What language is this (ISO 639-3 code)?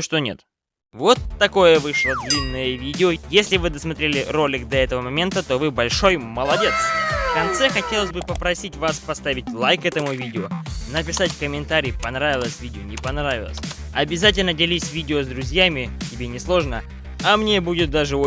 rus